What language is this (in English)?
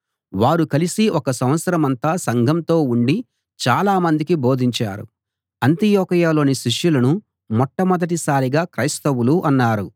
Telugu